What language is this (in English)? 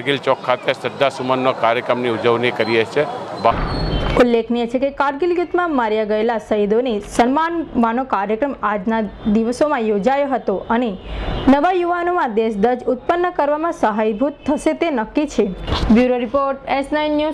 Gujarati